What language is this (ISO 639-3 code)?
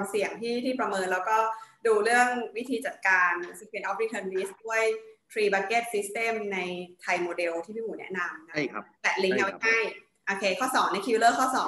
tha